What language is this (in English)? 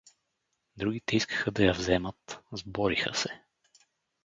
Bulgarian